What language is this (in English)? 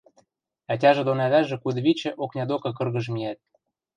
Western Mari